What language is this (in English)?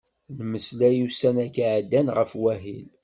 Kabyle